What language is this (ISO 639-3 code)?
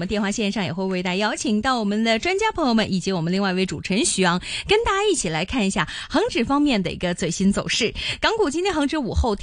zho